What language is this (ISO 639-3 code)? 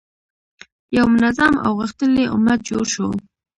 pus